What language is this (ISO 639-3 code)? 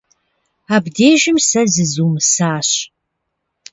kbd